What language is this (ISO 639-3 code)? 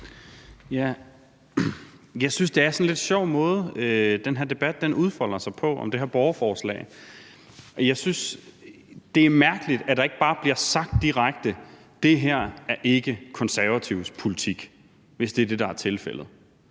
dan